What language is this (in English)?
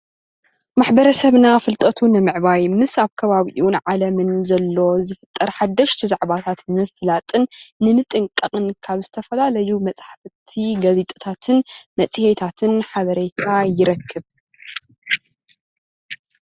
Tigrinya